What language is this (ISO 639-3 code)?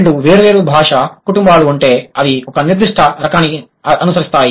tel